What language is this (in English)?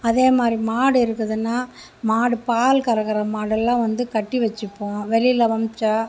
Tamil